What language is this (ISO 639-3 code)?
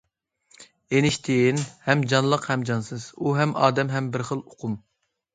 uig